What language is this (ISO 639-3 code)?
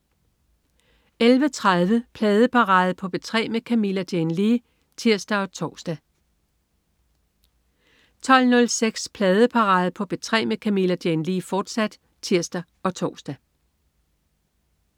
dan